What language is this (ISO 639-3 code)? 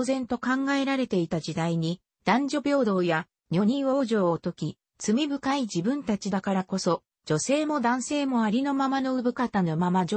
jpn